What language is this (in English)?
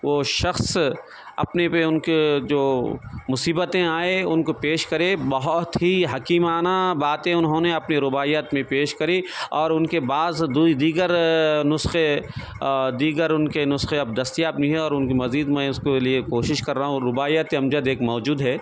Urdu